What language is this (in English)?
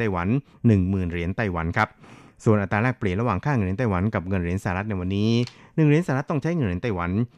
Thai